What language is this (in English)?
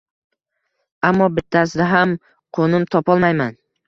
Uzbek